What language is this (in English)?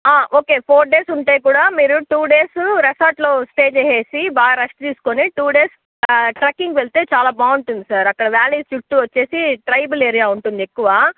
Telugu